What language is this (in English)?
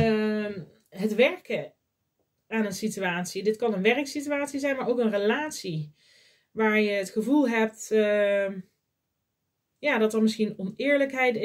Dutch